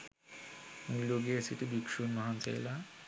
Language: Sinhala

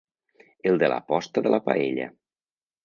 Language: Catalan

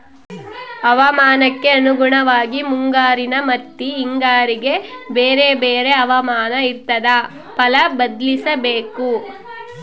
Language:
Kannada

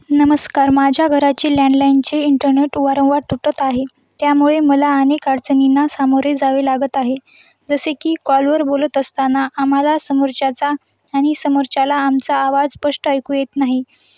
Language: Marathi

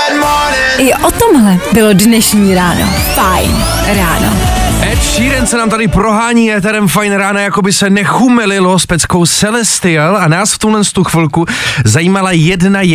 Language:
Czech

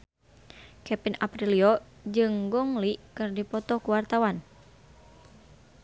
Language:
Sundanese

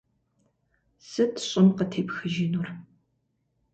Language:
Kabardian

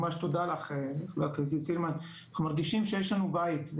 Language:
Hebrew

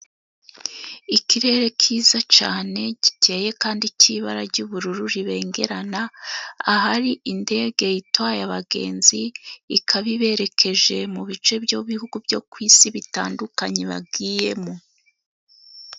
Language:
Kinyarwanda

